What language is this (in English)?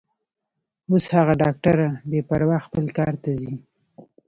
Pashto